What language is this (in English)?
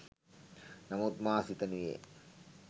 Sinhala